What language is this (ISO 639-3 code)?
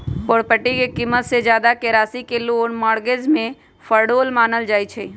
mag